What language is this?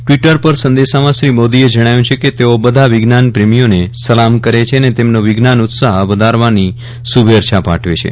Gujarati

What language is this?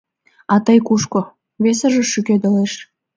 Mari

